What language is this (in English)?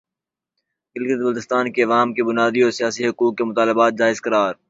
Urdu